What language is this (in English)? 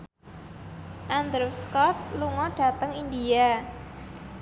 Javanese